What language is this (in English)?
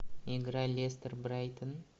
Russian